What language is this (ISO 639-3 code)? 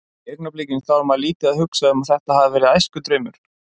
isl